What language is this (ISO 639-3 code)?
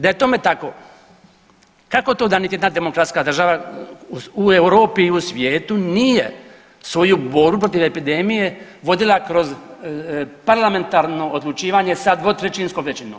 hrv